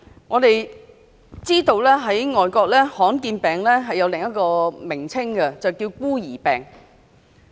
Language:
Cantonese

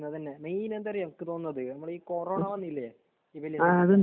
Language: Malayalam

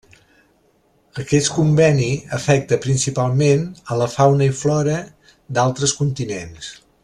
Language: Catalan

